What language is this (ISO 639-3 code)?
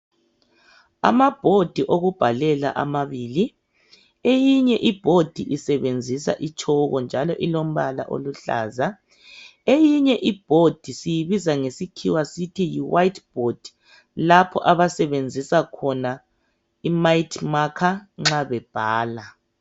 nde